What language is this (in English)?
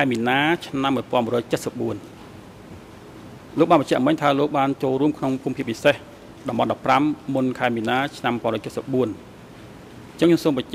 Thai